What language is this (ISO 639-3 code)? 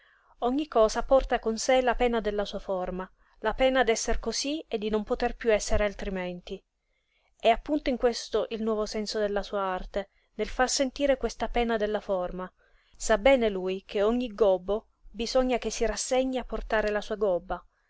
ita